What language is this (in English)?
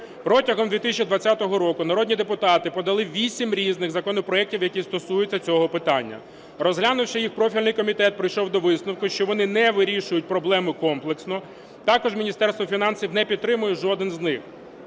Ukrainian